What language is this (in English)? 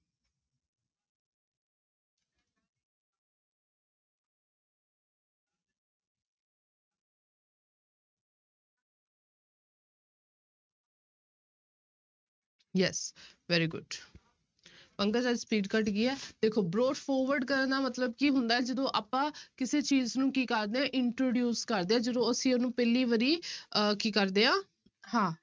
Punjabi